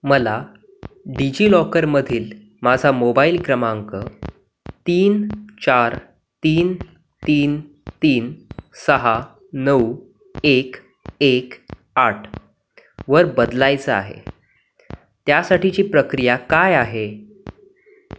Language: Marathi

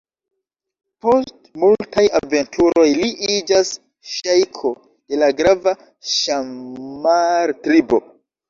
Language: Esperanto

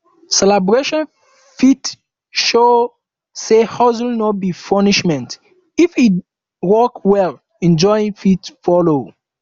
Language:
Nigerian Pidgin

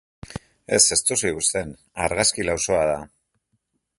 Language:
Basque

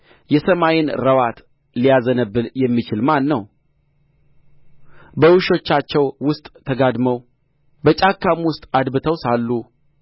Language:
Amharic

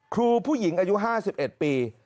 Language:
Thai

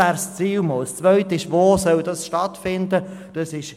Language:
Swiss German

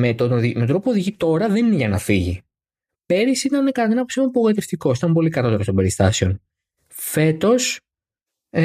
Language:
Greek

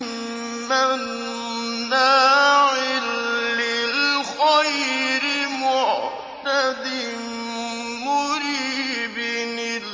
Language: Arabic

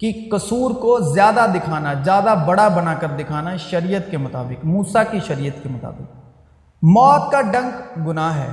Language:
Urdu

